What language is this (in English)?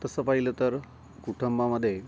Marathi